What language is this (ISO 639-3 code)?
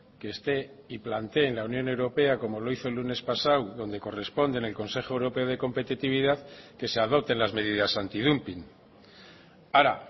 spa